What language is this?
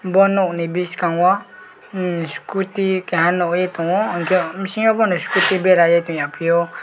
Kok Borok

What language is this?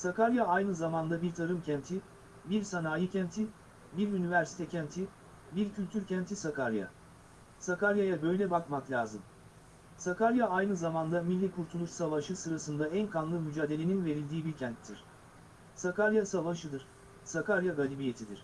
Turkish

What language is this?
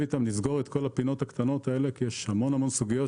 Hebrew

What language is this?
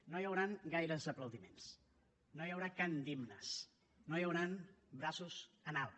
Catalan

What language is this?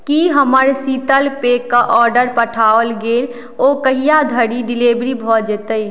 Maithili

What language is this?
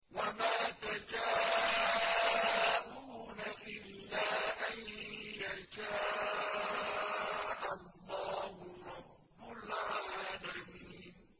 Arabic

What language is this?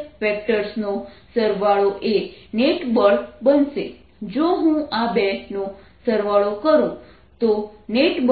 Gujarati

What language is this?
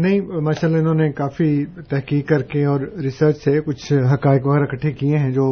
Urdu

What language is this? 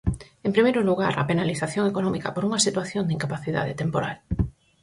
Galician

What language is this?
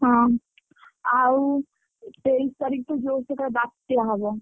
Odia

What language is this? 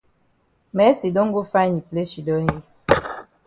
Cameroon Pidgin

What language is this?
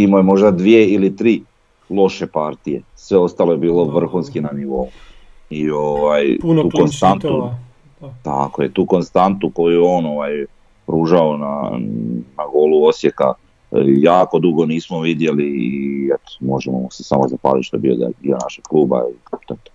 Croatian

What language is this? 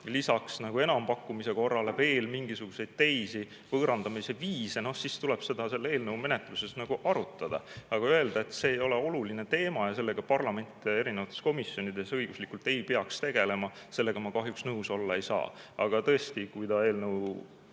Estonian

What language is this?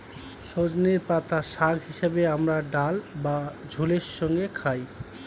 Bangla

